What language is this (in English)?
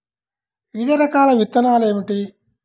Telugu